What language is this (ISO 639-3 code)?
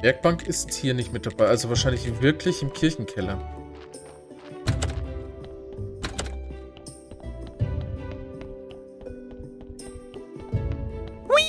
deu